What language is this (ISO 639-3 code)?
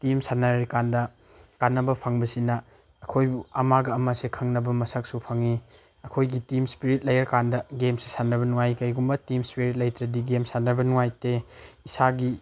mni